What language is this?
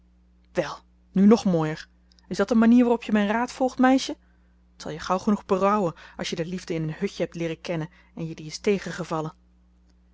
Dutch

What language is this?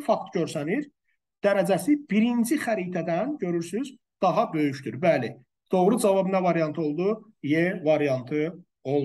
Turkish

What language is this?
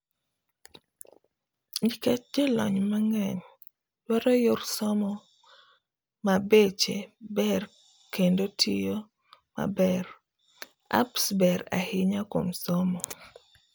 Luo (Kenya and Tanzania)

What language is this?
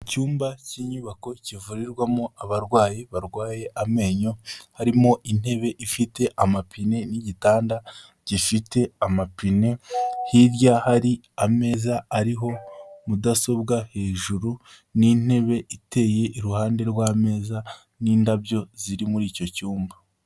Kinyarwanda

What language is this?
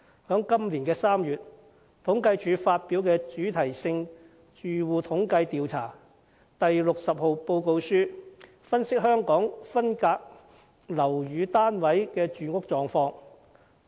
Cantonese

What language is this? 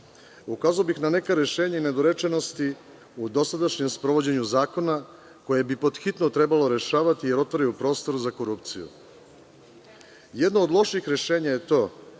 Serbian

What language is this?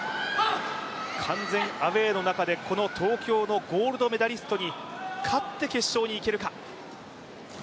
Japanese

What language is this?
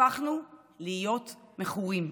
Hebrew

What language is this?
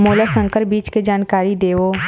Chhattisgarhi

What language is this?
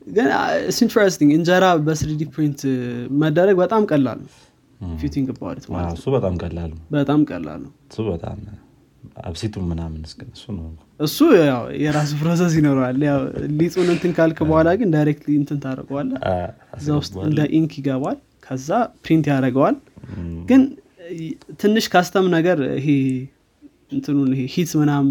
Amharic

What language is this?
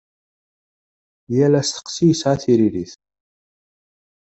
Kabyle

